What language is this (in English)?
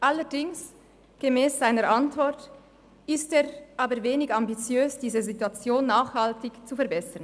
Swiss German